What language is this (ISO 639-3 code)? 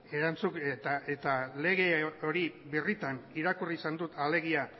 eus